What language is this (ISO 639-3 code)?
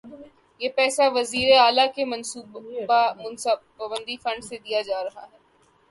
urd